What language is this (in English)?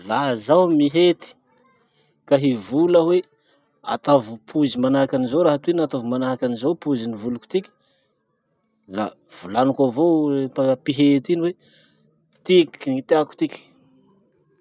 Masikoro Malagasy